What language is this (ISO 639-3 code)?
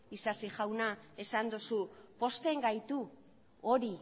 eus